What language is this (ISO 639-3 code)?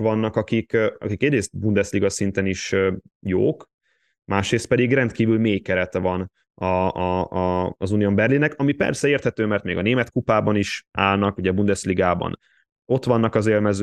hun